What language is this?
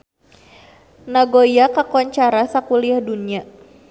Sundanese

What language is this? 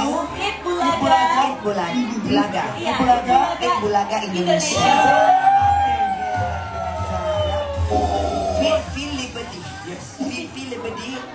Indonesian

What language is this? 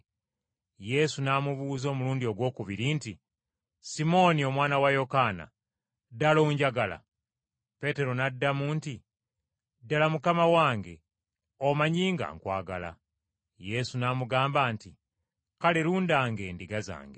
Ganda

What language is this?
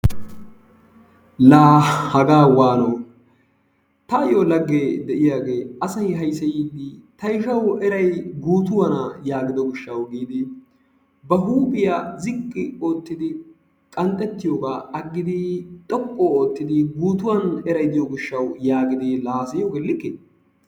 Wolaytta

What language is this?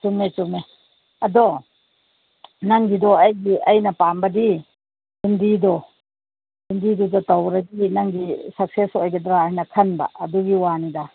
Manipuri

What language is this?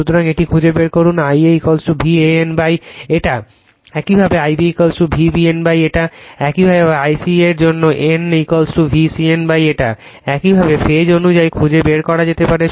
Bangla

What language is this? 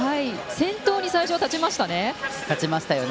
Japanese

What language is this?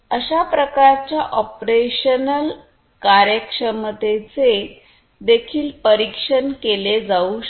Marathi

